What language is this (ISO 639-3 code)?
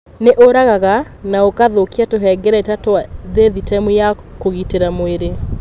kik